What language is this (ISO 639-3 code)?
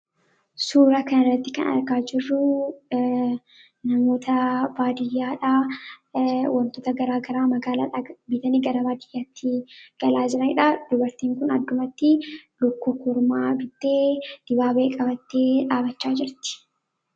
orm